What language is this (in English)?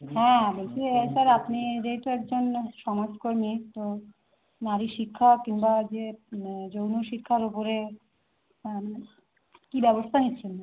Bangla